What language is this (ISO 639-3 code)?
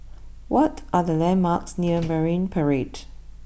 eng